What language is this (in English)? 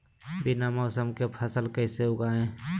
Magahi